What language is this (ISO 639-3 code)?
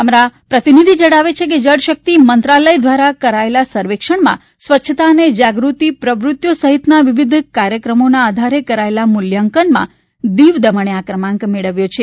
guj